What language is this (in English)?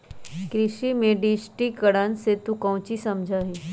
Magahi